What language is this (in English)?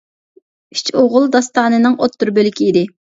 Uyghur